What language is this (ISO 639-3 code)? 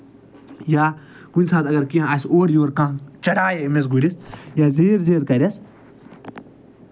kas